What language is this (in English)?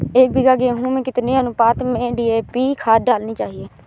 Hindi